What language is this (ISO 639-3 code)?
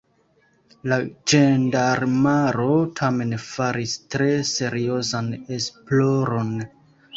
epo